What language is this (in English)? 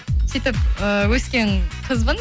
Kazakh